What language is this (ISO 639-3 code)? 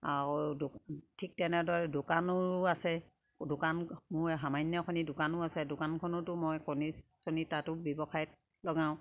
asm